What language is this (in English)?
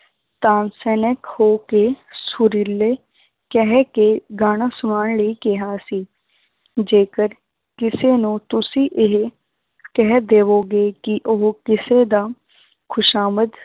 Punjabi